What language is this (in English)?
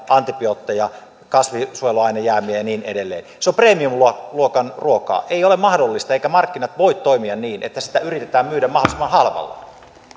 Finnish